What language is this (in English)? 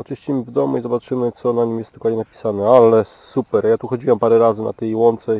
Polish